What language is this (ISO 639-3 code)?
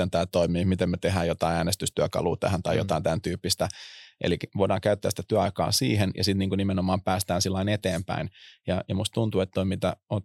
fin